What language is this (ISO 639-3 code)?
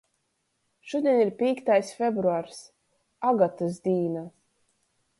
ltg